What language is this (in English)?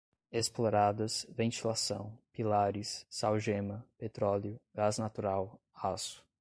Portuguese